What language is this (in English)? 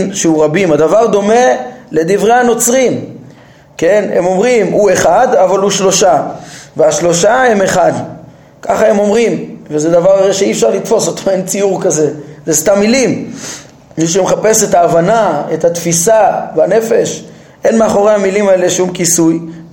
Hebrew